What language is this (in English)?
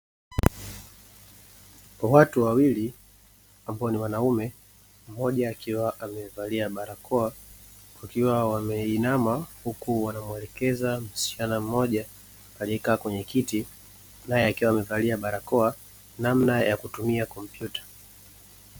Swahili